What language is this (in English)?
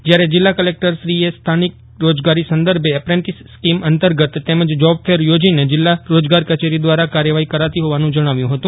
Gujarati